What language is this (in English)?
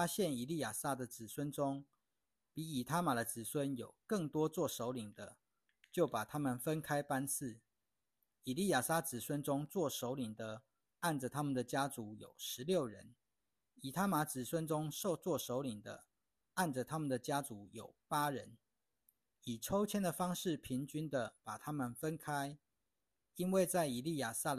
Chinese